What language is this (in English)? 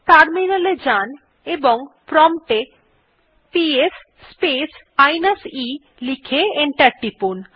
Bangla